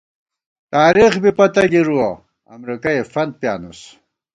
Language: Gawar-Bati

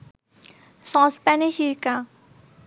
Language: Bangla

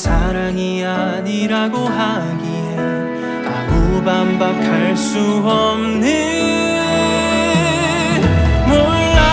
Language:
Korean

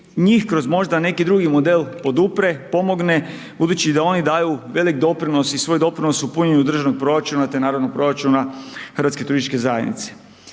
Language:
Croatian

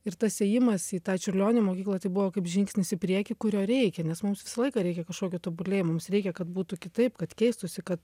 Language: Lithuanian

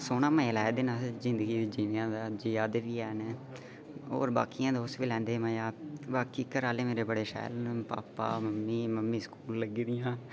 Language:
Dogri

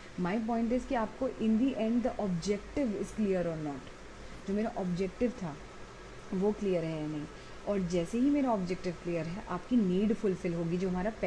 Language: Hindi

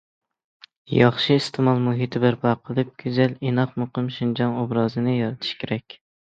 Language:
Uyghur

